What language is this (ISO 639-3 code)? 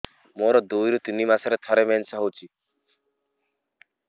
ori